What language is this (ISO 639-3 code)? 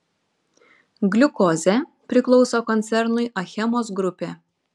lit